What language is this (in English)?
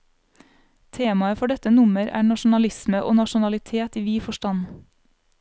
Norwegian